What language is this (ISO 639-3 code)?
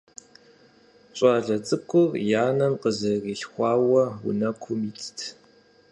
kbd